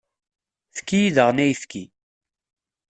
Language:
Kabyle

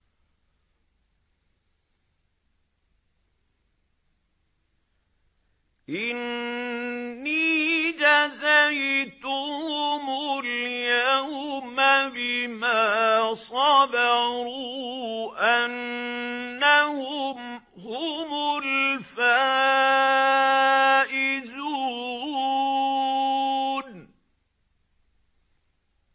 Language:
Arabic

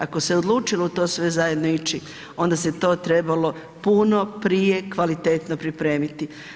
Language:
Croatian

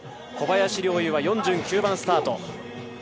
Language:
Japanese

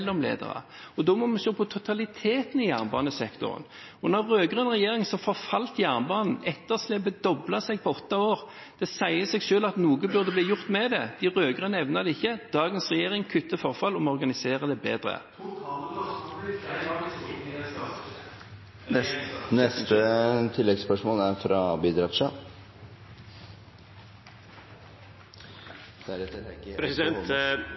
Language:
Norwegian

